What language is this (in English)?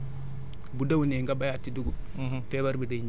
Wolof